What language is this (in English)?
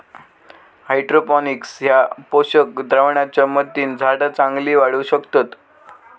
Marathi